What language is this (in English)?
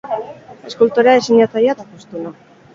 Basque